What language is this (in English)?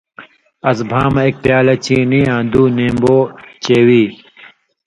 Indus Kohistani